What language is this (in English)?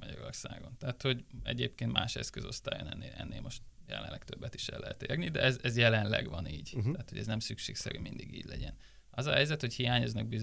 Hungarian